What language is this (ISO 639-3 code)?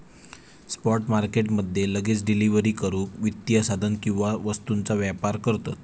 mar